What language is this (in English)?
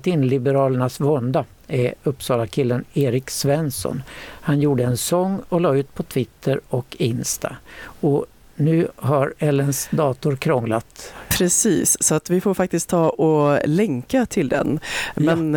Swedish